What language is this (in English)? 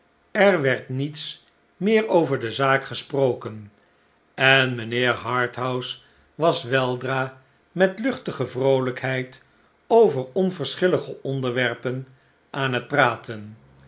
Dutch